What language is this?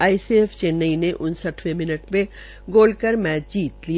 Hindi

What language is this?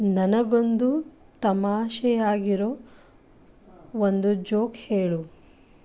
Kannada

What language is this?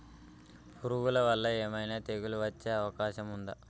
Telugu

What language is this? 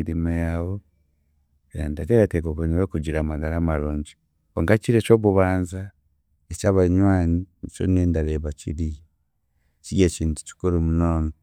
Chiga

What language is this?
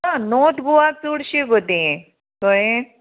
Konkani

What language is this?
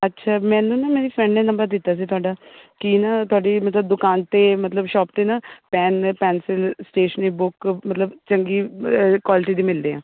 Punjabi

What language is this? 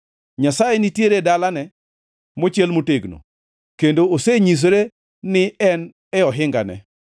Luo (Kenya and Tanzania)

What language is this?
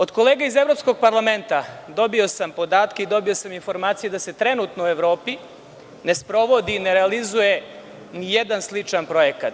Serbian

